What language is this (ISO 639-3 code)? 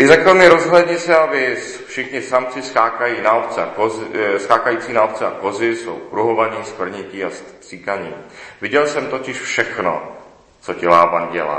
ces